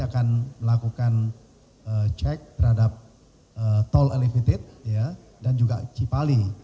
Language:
Indonesian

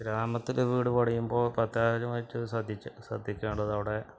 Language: Malayalam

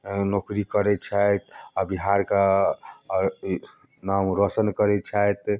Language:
Maithili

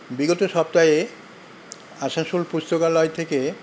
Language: Bangla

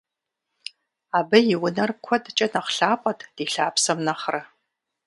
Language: Kabardian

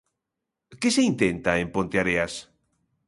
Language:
Galician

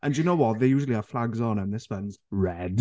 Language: English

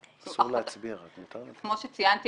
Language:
Hebrew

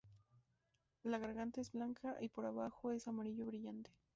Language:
Spanish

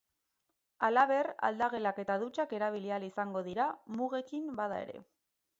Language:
Basque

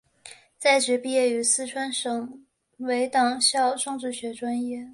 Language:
Chinese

